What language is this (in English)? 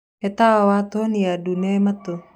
Kikuyu